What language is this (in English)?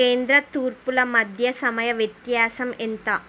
Telugu